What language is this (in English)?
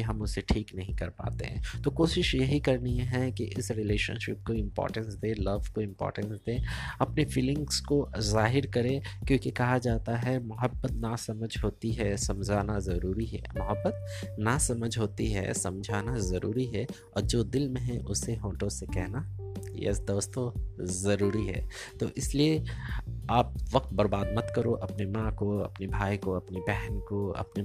Hindi